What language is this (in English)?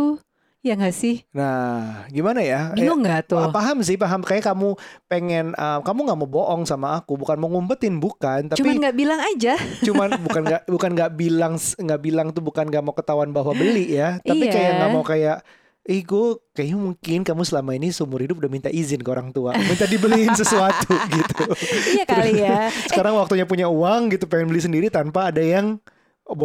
Indonesian